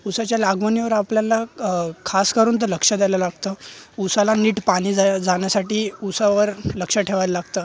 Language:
Marathi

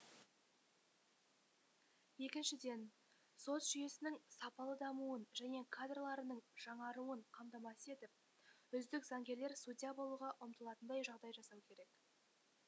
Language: Kazakh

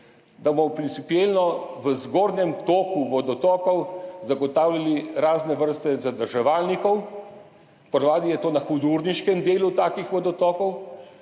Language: Slovenian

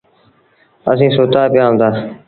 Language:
Sindhi Bhil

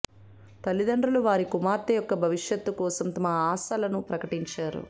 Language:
Telugu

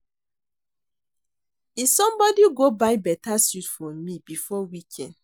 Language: Nigerian Pidgin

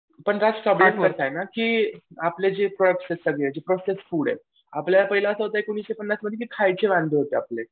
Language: Marathi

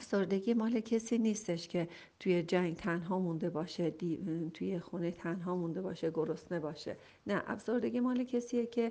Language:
Persian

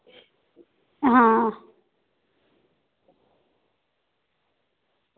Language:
Dogri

